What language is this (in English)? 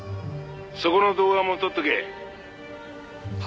Japanese